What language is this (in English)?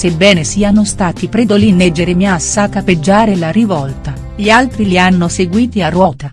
Italian